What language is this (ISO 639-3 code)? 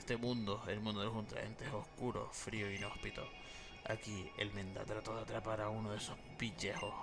spa